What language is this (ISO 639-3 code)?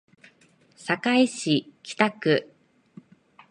jpn